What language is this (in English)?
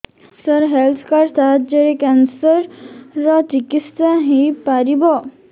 Odia